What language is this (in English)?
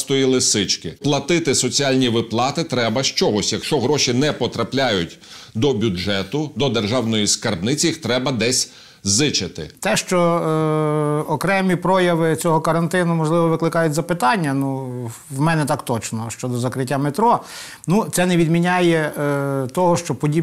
Ukrainian